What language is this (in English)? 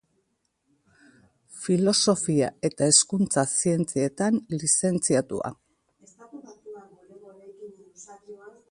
Basque